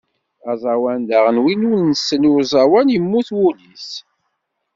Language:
Kabyle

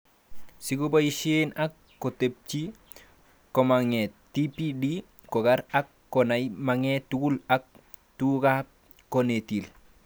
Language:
Kalenjin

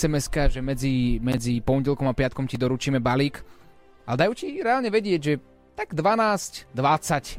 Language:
Slovak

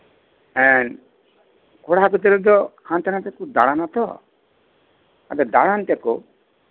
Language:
Santali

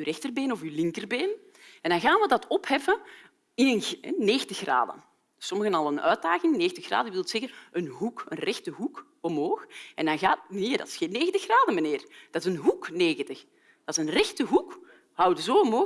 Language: Dutch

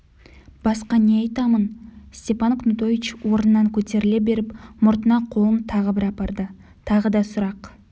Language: Kazakh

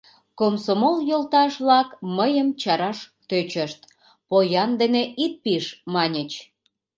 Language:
Mari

